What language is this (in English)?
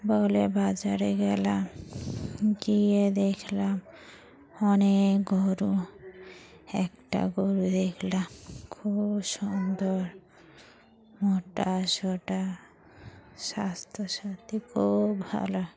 Bangla